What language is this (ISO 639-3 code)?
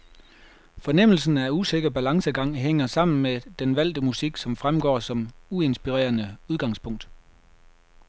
dan